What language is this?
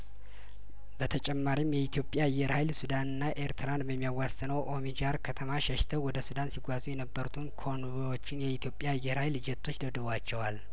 Amharic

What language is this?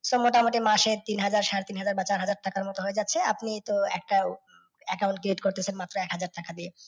Bangla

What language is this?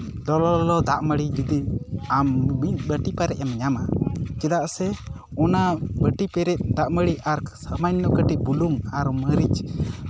Santali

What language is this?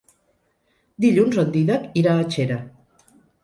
Catalan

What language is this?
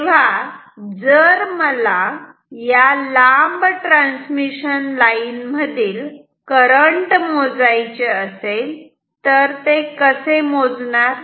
Marathi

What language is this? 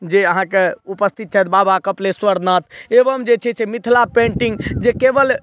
Maithili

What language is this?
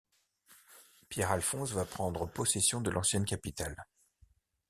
French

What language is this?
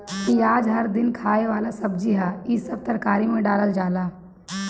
Bhojpuri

